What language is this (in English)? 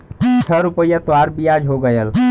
Bhojpuri